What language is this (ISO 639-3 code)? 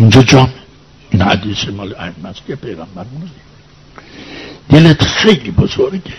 fas